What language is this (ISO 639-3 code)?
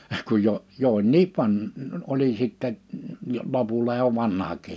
fin